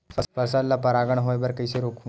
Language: Chhattisgarhi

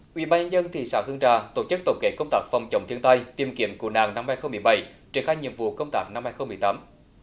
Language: Vietnamese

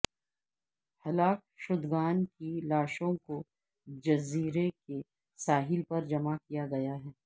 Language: Urdu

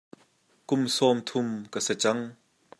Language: Hakha Chin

